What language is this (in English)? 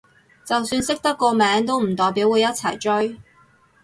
Cantonese